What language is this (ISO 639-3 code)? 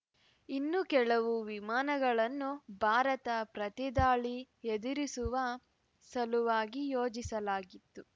kan